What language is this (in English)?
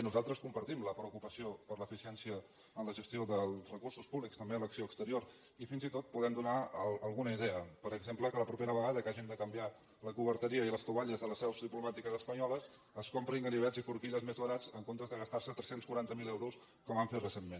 Catalan